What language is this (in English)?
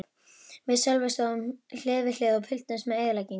Icelandic